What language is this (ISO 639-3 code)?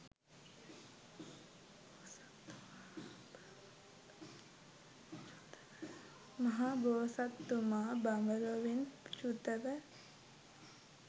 sin